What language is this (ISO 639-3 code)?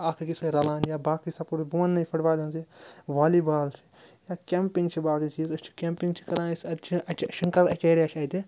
kas